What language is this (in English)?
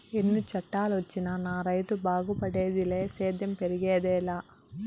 Telugu